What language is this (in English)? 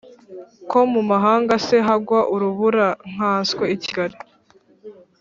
Kinyarwanda